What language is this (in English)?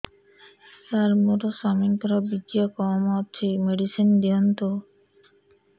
Odia